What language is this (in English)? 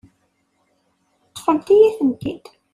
Kabyle